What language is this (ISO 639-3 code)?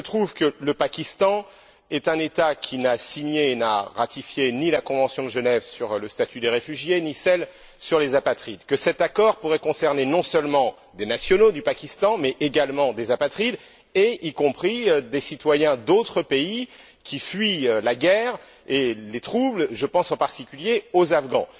fra